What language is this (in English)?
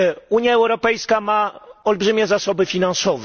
Polish